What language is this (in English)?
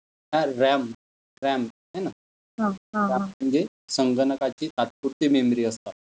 Marathi